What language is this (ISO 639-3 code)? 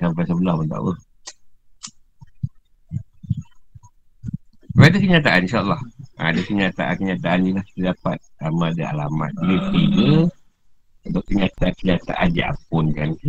msa